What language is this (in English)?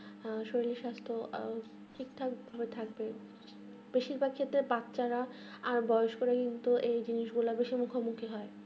Bangla